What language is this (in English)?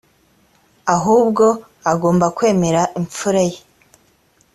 Kinyarwanda